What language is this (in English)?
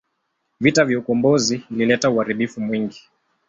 Swahili